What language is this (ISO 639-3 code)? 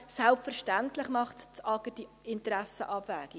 gsw